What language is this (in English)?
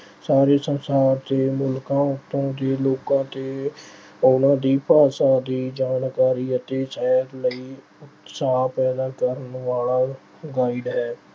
Punjabi